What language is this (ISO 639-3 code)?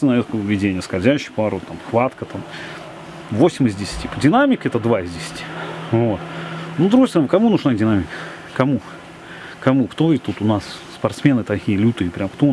rus